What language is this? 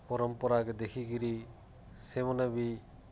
Odia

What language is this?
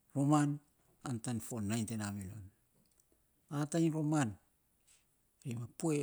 Saposa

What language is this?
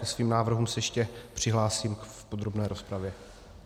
Czech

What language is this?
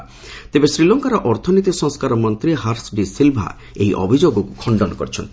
Odia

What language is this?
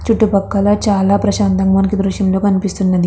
Telugu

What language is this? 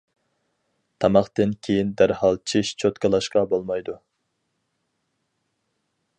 Uyghur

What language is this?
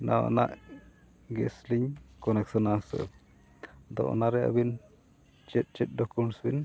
Santali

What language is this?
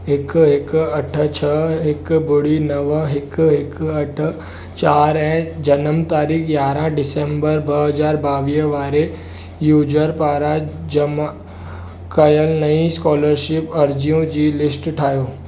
Sindhi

